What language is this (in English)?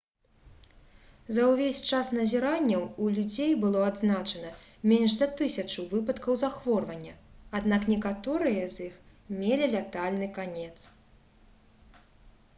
Belarusian